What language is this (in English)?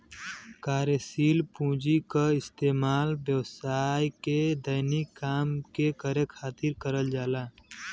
Bhojpuri